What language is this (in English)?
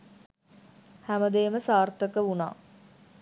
Sinhala